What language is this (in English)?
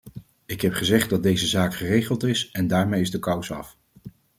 Dutch